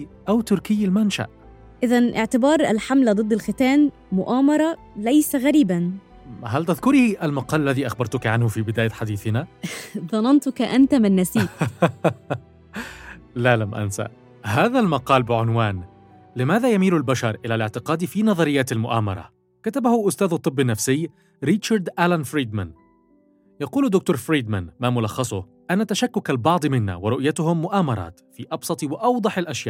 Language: Arabic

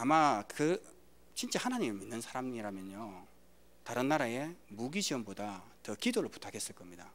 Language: Korean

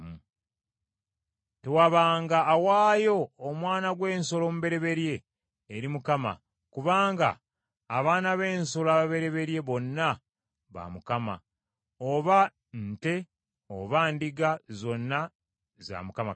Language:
Ganda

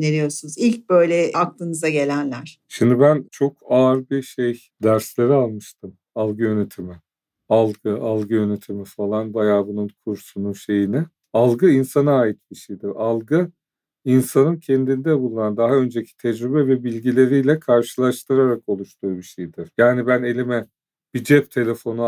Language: Turkish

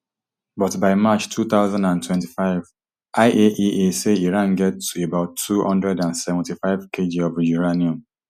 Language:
Nigerian Pidgin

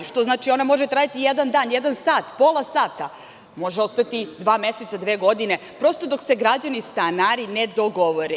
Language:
Serbian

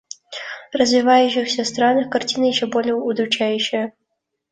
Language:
Russian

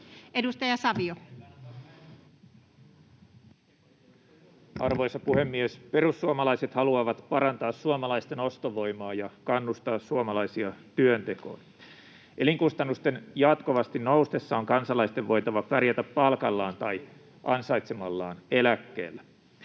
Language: Finnish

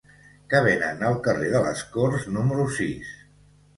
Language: Catalan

